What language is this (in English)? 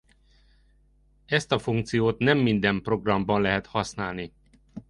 Hungarian